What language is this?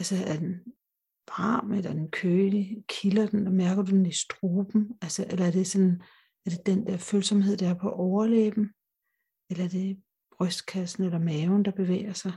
Danish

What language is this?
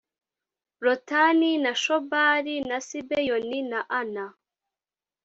Kinyarwanda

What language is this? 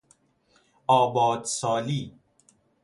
Persian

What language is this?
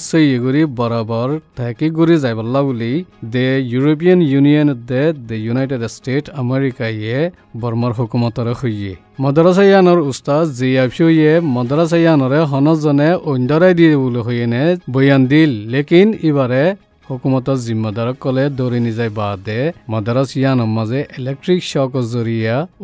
Hindi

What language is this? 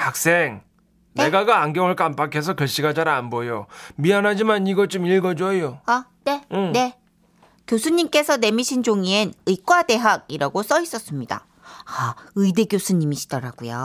Korean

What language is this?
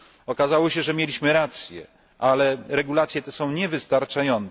Polish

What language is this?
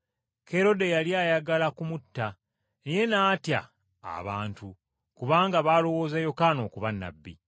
Ganda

